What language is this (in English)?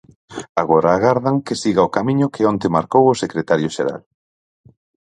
Galician